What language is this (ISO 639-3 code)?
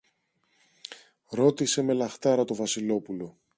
ell